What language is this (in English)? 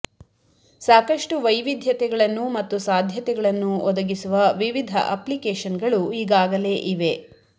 Kannada